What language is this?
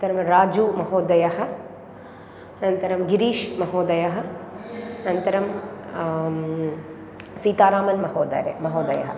Sanskrit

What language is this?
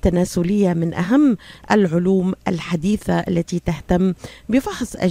Arabic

